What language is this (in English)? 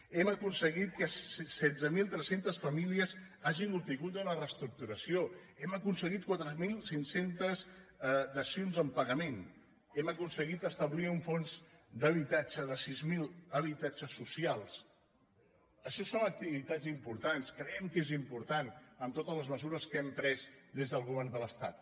Catalan